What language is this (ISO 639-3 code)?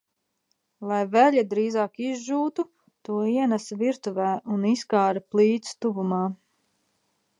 lav